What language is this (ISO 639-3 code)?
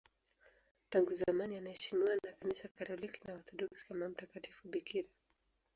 swa